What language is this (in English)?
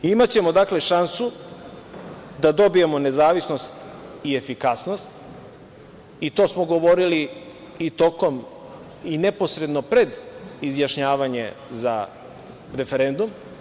Serbian